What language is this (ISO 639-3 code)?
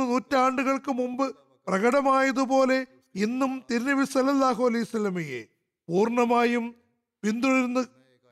mal